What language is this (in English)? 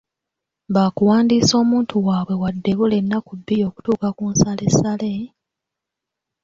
Ganda